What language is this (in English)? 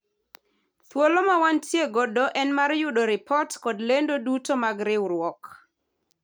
Luo (Kenya and Tanzania)